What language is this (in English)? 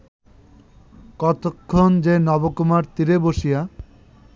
Bangla